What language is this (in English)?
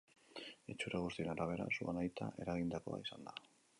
Basque